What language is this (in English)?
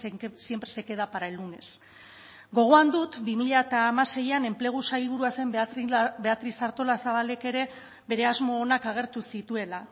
Basque